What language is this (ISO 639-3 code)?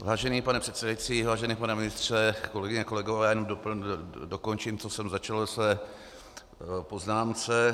ces